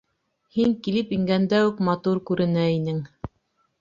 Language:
Bashkir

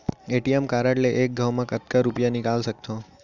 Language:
Chhattisgarhi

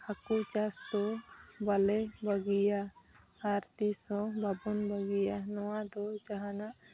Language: Santali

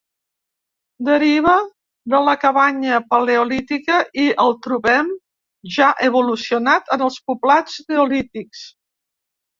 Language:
Catalan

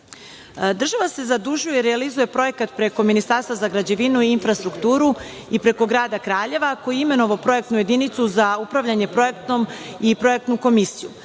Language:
Serbian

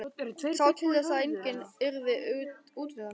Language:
Icelandic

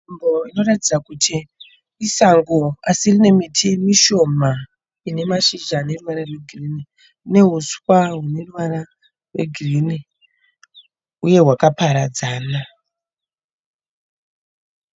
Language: Shona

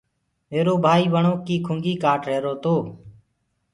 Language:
Gurgula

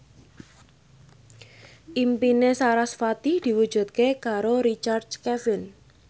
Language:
Javanese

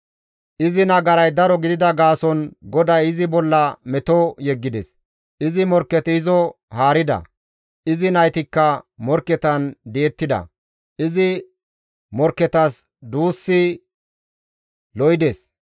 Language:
Gamo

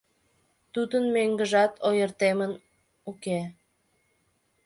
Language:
Mari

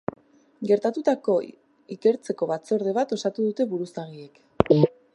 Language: Basque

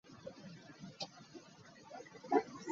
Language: Ganda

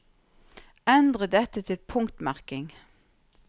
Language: Norwegian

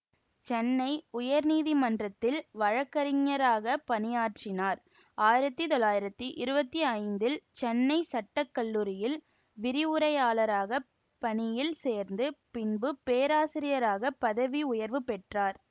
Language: Tamil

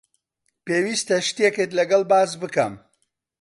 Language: Central Kurdish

